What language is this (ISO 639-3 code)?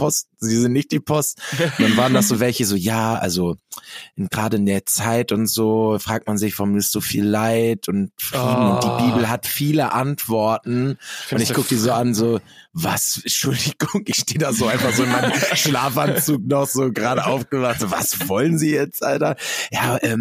deu